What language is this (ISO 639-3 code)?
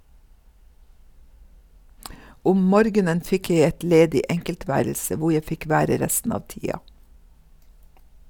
nor